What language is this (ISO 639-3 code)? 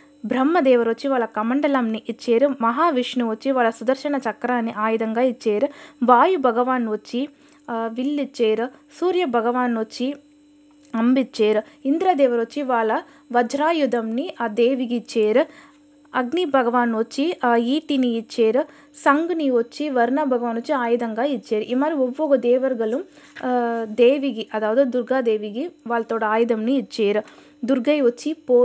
tel